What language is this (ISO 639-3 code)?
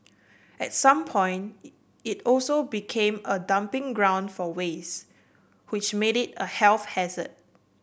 eng